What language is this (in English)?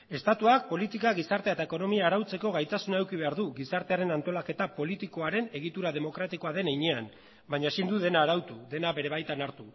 Basque